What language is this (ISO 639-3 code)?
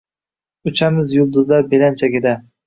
uzb